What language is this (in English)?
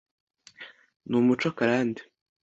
Kinyarwanda